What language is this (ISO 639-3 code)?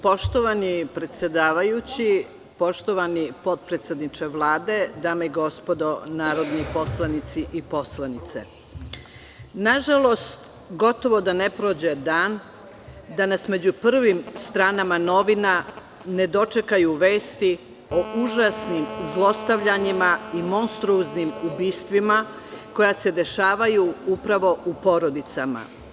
srp